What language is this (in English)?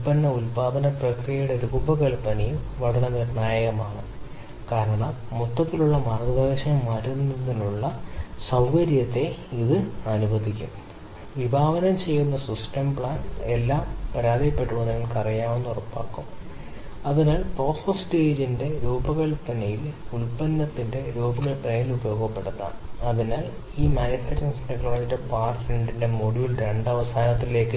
Malayalam